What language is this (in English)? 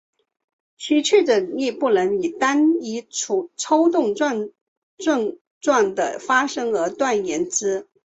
Chinese